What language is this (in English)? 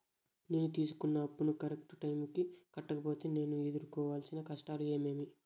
Telugu